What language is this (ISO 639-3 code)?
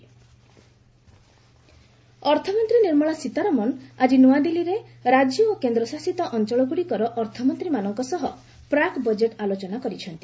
ori